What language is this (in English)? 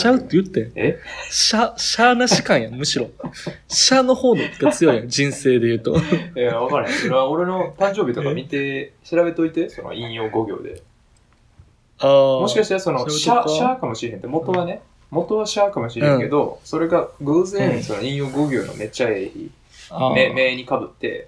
Japanese